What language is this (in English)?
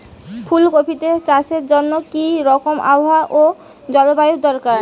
Bangla